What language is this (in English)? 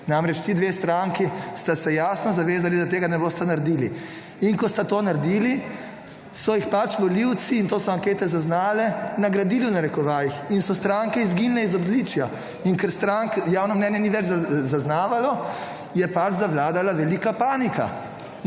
Slovenian